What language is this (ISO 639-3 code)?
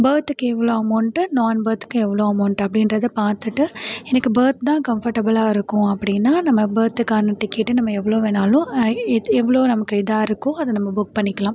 tam